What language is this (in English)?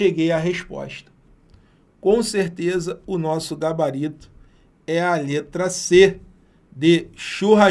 Portuguese